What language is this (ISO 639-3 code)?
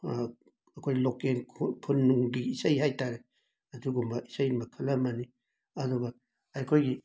mni